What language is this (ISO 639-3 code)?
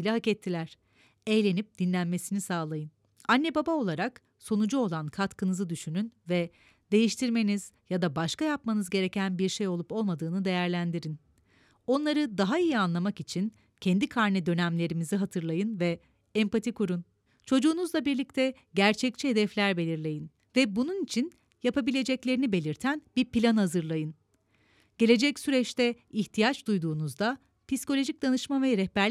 tur